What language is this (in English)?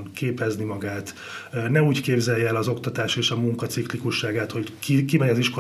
Hungarian